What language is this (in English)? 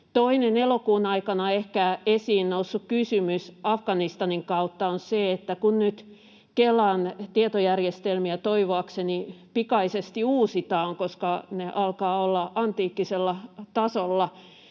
Finnish